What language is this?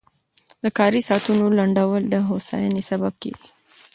Pashto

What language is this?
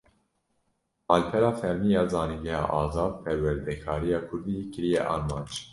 Kurdish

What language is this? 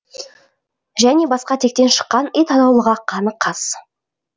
Kazakh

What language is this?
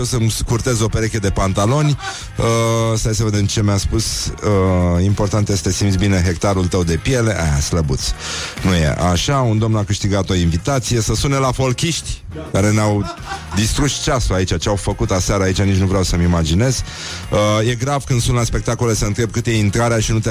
Romanian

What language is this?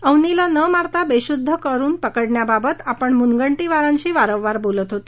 Marathi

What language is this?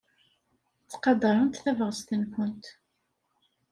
Kabyle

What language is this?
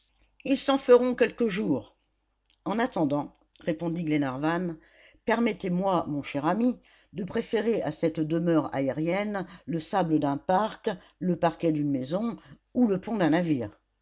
French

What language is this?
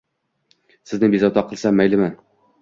Uzbek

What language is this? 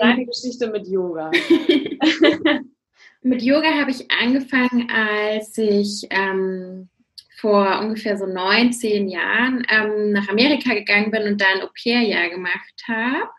German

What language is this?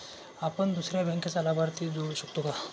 Marathi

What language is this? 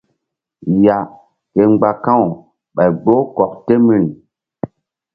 Mbum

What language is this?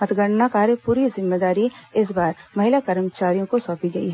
Hindi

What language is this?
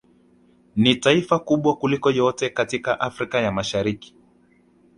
Swahili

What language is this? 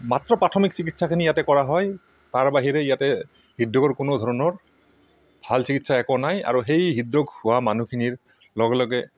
Assamese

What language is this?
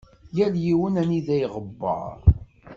Kabyle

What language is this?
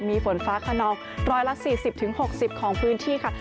Thai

